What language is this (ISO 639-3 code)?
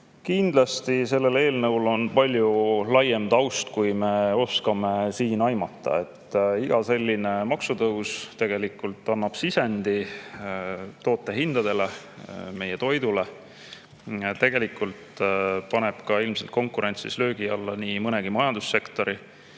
est